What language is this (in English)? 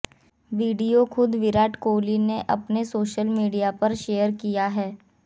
Hindi